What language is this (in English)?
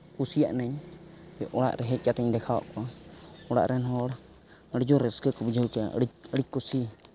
Santali